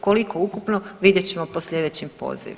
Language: Croatian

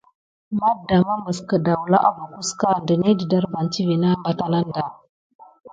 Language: Gidar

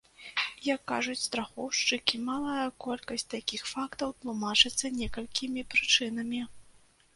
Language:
Belarusian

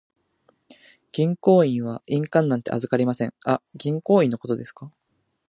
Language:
Japanese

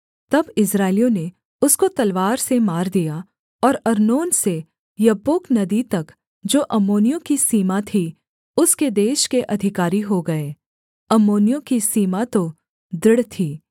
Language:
Hindi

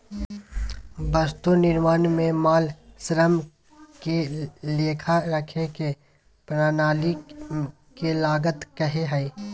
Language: Magahi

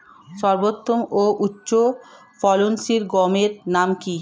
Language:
Bangla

